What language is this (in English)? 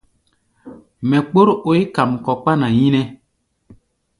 Gbaya